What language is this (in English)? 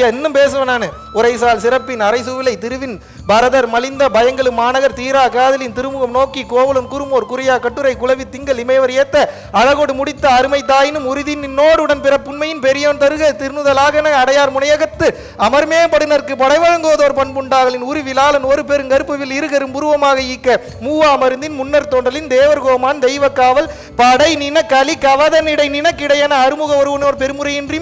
Tamil